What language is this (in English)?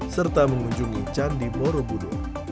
Indonesian